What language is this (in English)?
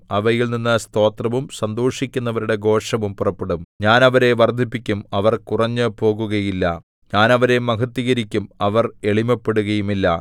Malayalam